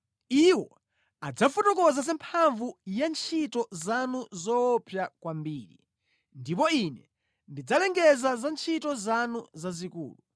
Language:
Nyanja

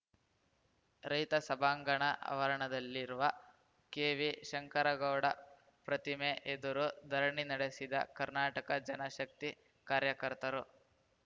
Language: Kannada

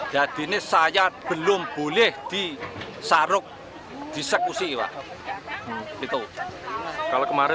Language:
Indonesian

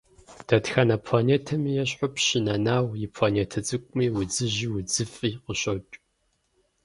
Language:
Kabardian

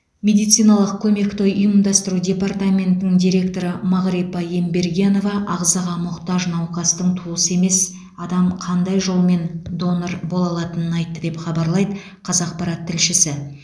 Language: Kazakh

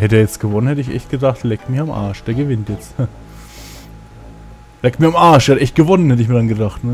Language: German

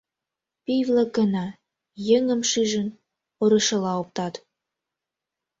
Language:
Mari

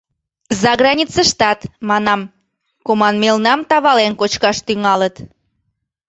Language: Mari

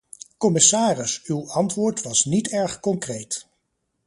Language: Dutch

